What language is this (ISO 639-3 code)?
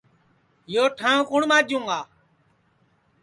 ssi